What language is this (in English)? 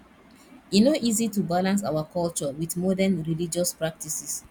Nigerian Pidgin